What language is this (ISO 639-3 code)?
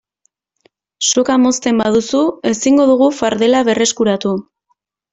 eus